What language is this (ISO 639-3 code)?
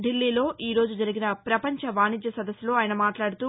tel